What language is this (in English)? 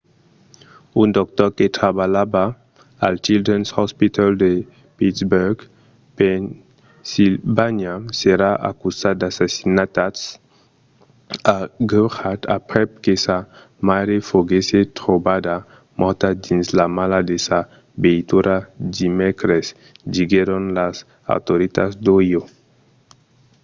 Occitan